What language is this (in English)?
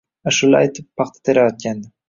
Uzbek